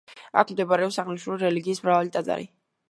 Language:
Georgian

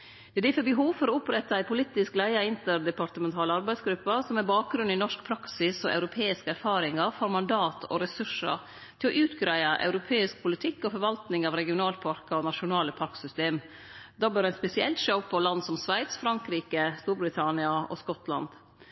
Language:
Norwegian Nynorsk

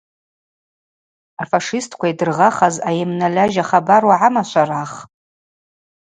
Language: Abaza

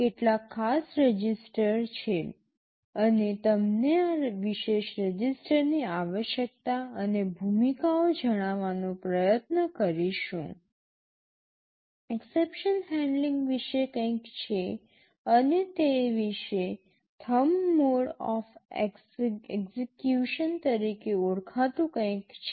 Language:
Gujarati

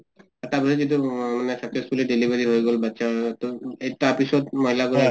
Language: Assamese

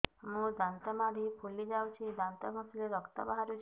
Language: Odia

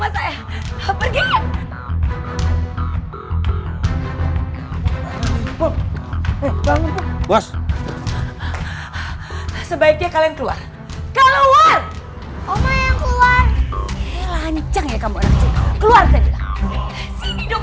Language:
Indonesian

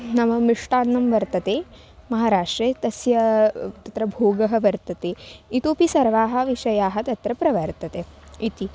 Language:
Sanskrit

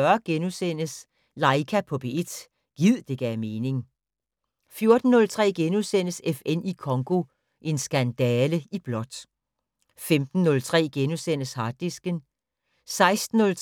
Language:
Danish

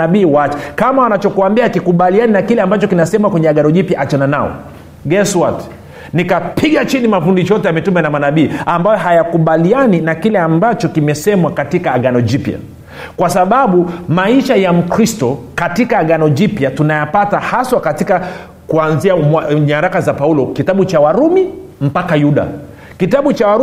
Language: Swahili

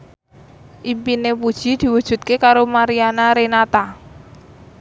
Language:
Javanese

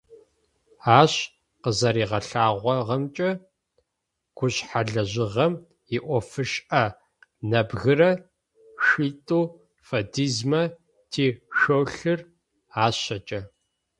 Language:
Adyghe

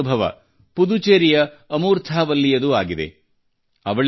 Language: Kannada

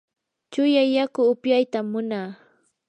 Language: Yanahuanca Pasco Quechua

